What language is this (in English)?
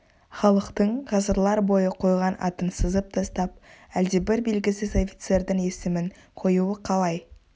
Kazakh